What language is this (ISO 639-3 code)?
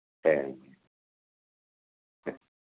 tam